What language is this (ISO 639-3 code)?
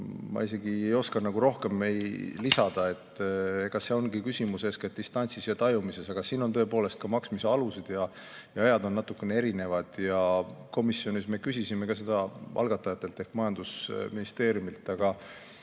est